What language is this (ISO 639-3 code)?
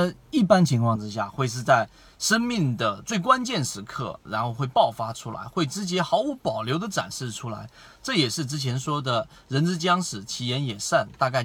zho